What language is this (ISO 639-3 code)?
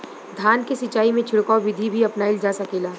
bho